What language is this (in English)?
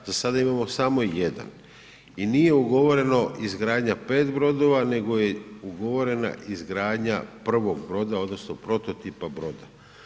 Croatian